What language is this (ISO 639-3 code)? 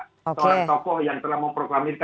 ind